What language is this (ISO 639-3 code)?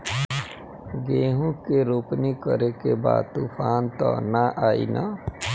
bho